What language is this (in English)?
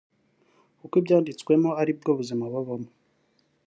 Kinyarwanda